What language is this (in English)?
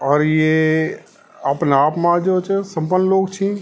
Garhwali